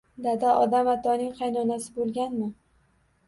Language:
Uzbek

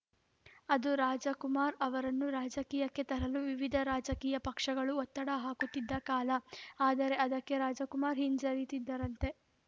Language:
Kannada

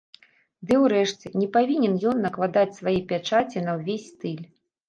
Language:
Belarusian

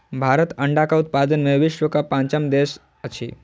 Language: Maithili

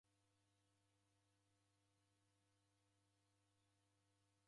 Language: Taita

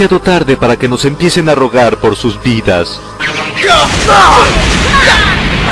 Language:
Spanish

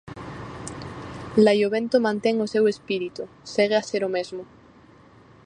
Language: Galician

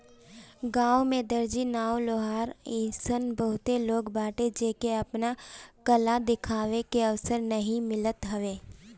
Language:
Bhojpuri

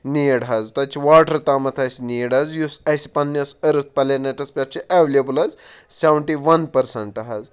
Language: Kashmiri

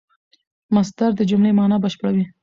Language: Pashto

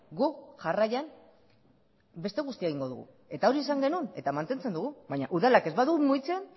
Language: Basque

